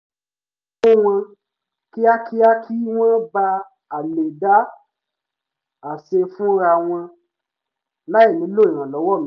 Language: Yoruba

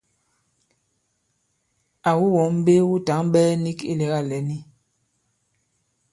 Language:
Bankon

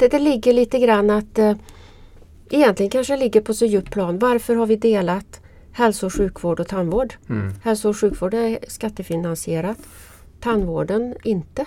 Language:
Swedish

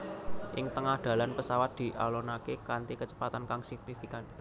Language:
Javanese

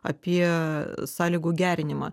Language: Lithuanian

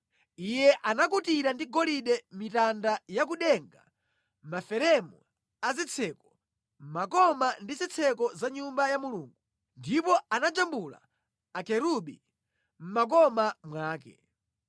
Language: Nyanja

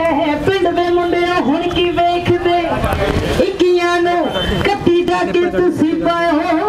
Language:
Romanian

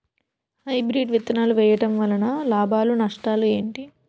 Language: Telugu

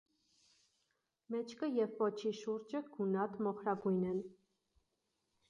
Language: Armenian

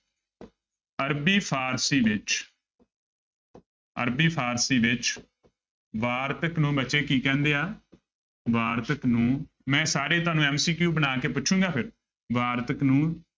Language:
Punjabi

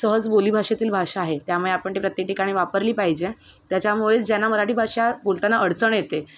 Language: Marathi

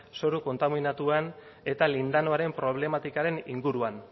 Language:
Basque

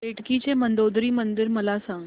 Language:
Marathi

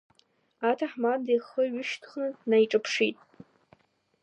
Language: Abkhazian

